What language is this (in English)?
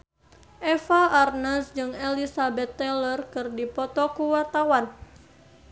Sundanese